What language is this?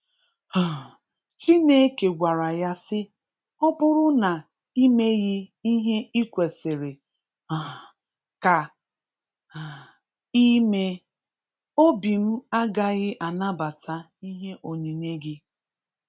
Igbo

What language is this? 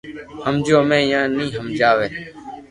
Loarki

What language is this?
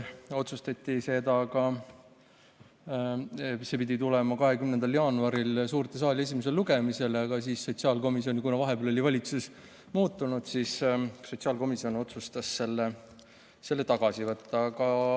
Estonian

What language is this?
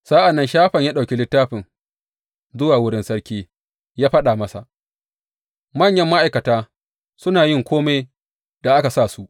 Hausa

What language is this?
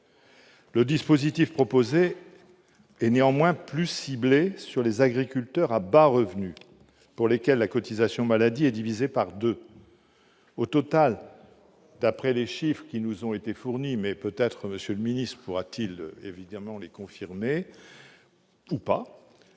French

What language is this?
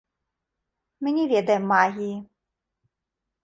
Belarusian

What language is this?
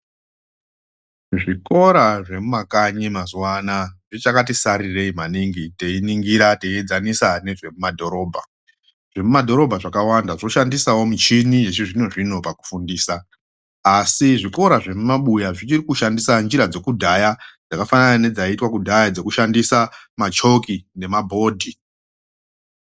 Ndau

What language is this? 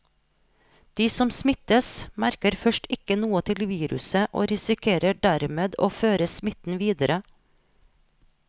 Norwegian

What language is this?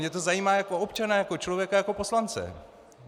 Czech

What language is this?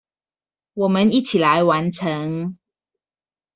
Chinese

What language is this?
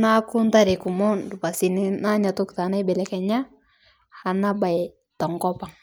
Masai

